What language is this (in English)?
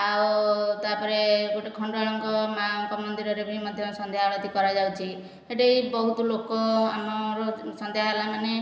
Odia